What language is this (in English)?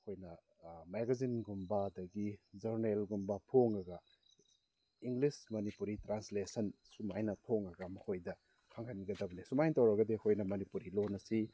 Manipuri